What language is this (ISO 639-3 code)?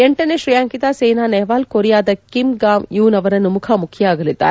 kan